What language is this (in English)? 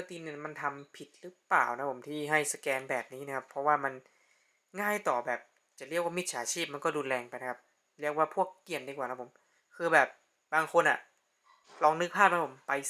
Thai